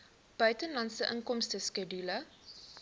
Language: Afrikaans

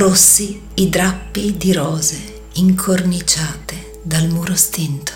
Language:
Italian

